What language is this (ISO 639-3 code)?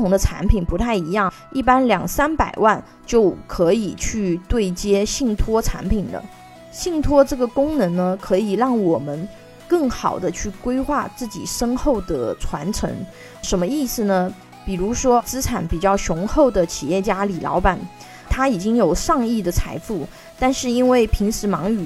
zho